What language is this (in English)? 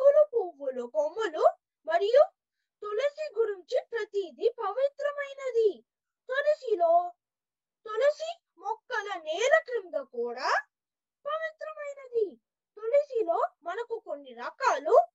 Telugu